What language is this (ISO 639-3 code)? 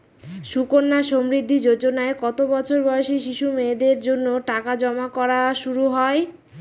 ben